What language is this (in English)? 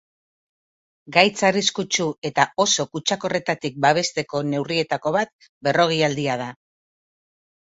Basque